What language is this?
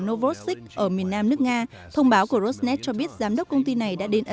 Vietnamese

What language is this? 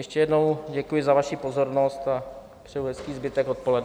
Czech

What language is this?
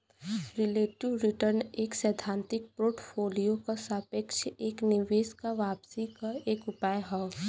Bhojpuri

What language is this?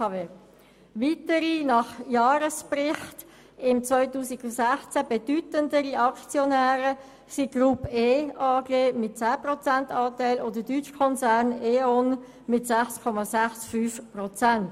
Swiss German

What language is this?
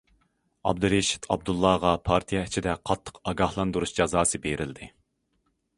Uyghur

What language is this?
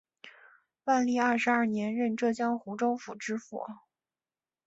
Chinese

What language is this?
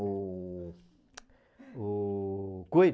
Portuguese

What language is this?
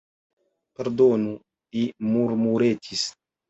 Esperanto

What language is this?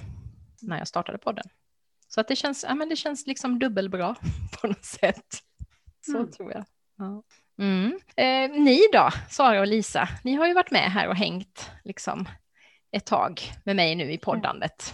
Swedish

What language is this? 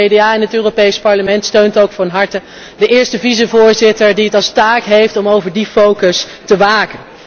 Dutch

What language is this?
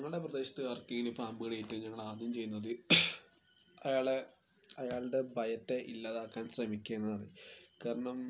Malayalam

